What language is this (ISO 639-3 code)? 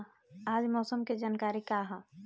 bho